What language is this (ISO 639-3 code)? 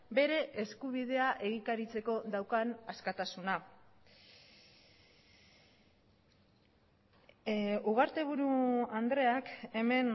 eus